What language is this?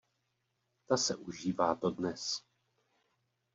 Czech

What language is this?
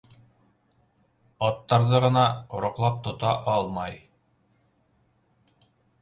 Bashkir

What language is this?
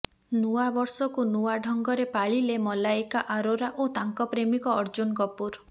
Odia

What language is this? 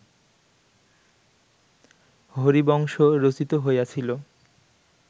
Bangla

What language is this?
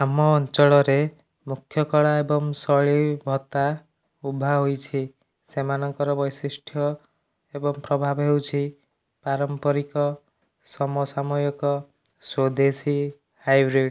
Odia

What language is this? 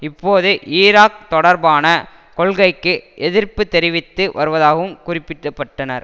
Tamil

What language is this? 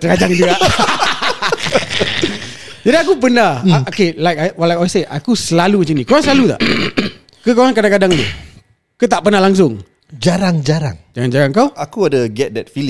Malay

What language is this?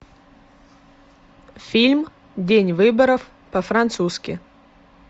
Russian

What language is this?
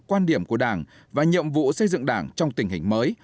Vietnamese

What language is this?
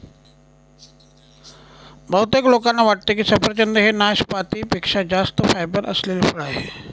Marathi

